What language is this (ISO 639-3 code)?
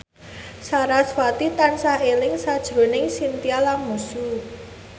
jav